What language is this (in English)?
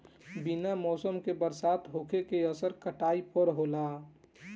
Bhojpuri